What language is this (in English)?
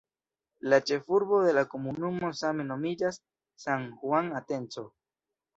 Esperanto